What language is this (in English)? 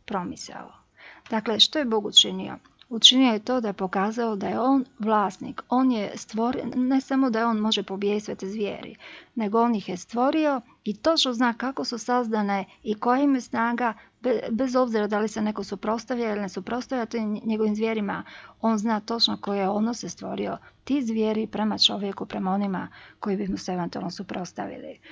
Croatian